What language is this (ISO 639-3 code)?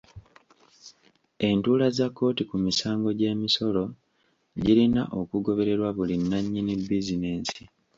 lug